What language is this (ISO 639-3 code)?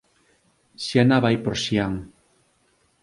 glg